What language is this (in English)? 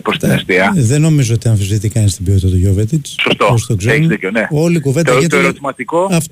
Greek